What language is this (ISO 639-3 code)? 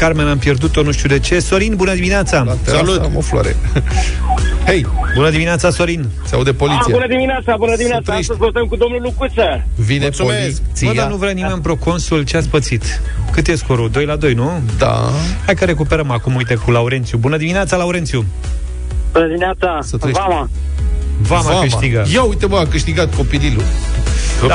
ron